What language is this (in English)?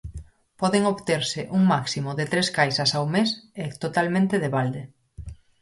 Galician